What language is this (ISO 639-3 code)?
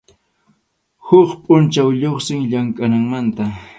qxu